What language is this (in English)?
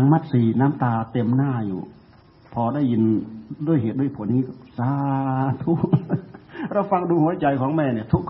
Thai